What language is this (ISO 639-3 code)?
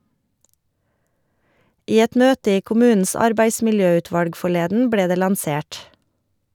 nor